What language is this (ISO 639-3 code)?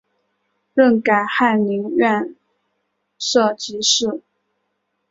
zho